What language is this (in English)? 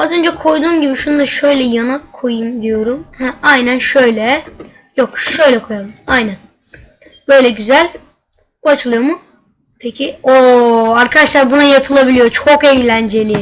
Turkish